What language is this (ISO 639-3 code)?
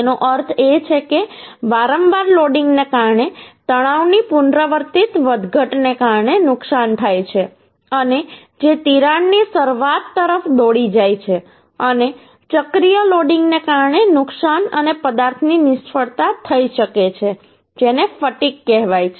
guj